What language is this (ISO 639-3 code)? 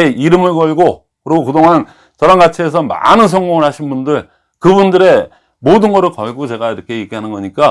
kor